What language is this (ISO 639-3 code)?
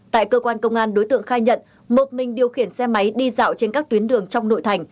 vie